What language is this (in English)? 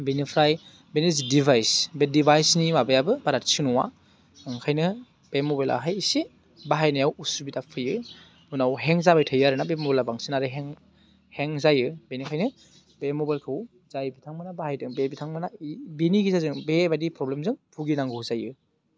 Bodo